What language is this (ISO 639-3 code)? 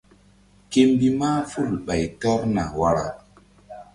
mdd